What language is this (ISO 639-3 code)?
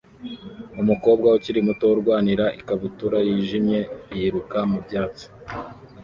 kin